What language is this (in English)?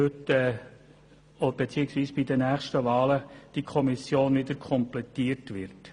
Swiss German